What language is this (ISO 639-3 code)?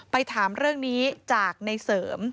tha